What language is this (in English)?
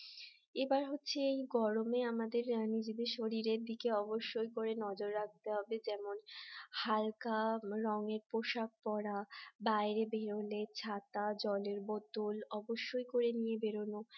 Bangla